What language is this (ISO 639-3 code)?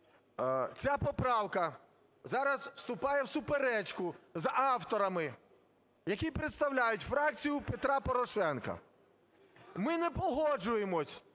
ukr